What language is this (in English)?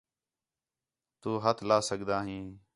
Khetrani